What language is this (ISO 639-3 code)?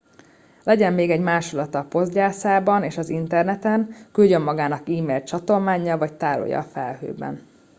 hun